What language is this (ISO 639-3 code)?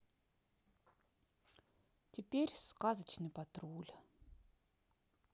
rus